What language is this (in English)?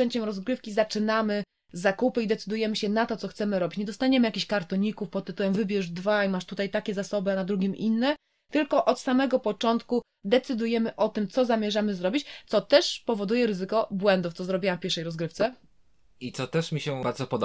Polish